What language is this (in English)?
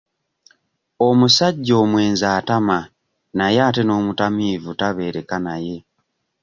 Ganda